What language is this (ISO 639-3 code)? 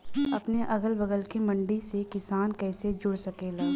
bho